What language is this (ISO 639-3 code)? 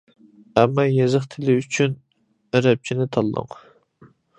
uig